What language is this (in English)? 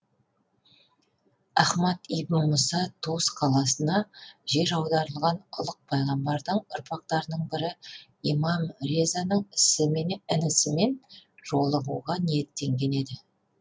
Kazakh